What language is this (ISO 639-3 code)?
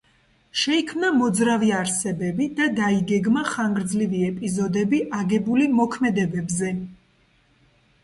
kat